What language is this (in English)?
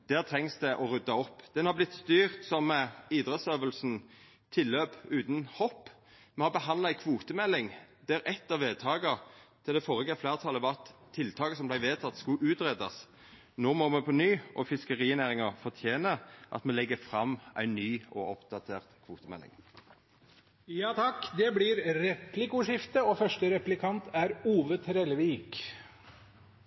Norwegian